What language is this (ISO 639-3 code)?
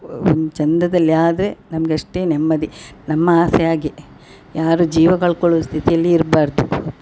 kan